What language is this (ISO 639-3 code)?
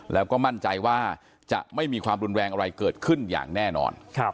tha